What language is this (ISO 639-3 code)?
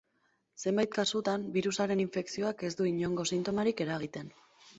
eus